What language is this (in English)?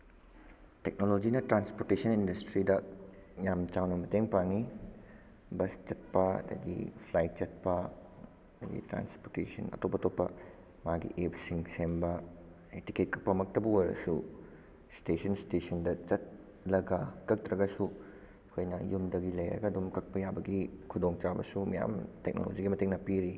Manipuri